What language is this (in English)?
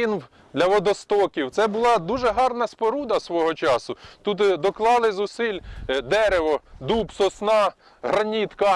Ukrainian